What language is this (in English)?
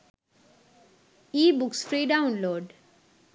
Sinhala